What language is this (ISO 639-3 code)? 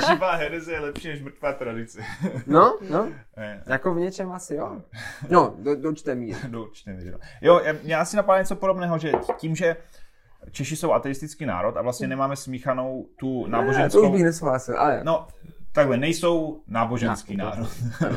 ces